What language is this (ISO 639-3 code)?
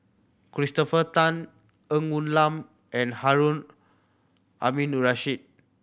eng